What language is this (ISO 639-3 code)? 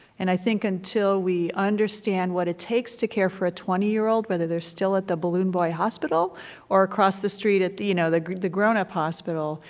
eng